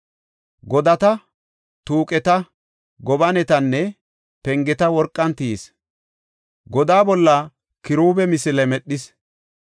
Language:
Gofa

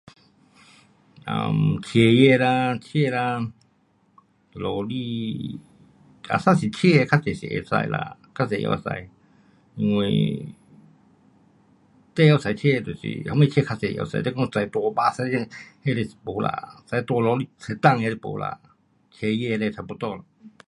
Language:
Pu-Xian Chinese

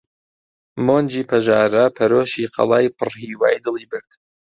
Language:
Central Kurdish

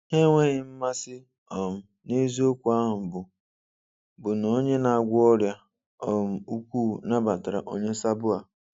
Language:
Igbo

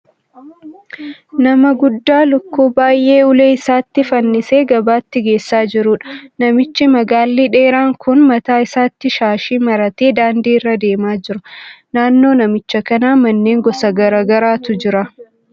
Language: Oromo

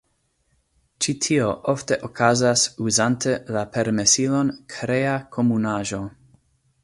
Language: Esperanto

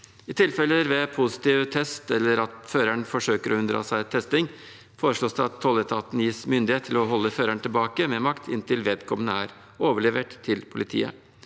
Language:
Norwegian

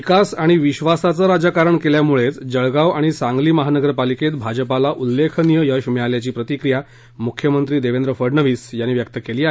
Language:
Marathi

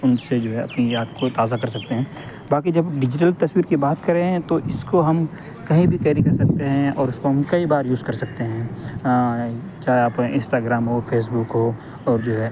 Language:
Urdu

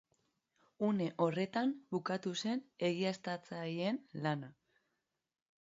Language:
Basque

